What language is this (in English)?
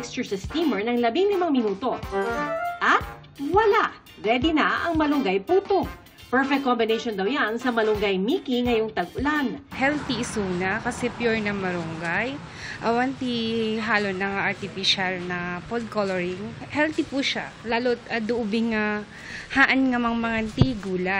Filipino